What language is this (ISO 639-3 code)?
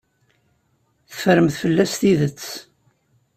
kab